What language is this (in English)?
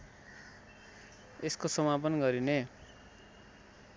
Nepali